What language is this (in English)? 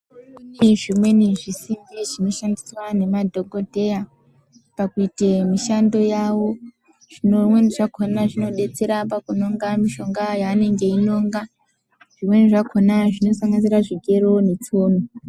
Ndau